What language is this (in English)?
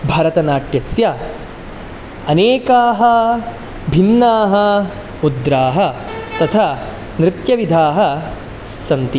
Sanskrit